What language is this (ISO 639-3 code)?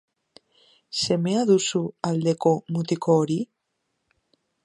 eus